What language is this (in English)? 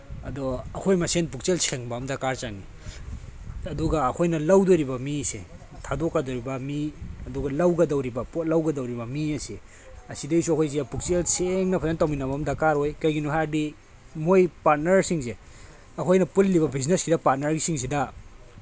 Manipuri